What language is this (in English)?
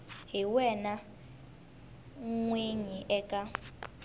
Tsonga